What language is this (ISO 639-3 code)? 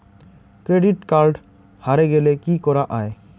ben